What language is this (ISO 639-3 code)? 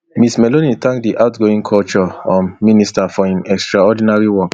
pcm